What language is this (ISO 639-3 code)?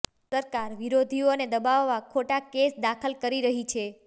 guj